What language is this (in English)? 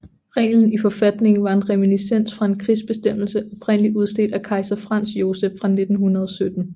Danish